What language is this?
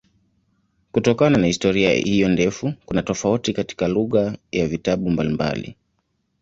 Swahili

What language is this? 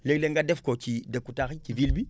Wolof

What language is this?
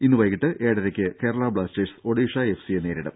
Malayalam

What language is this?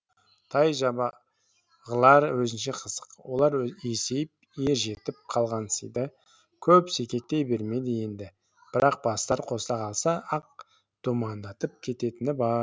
Kazakh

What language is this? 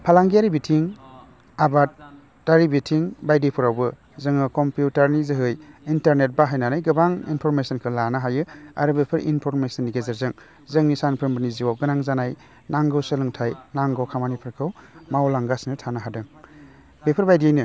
Bodo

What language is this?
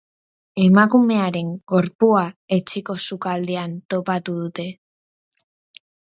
Basque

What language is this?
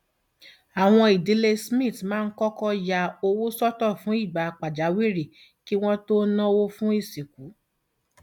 Yoruba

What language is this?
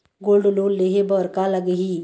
Chhattisgarhi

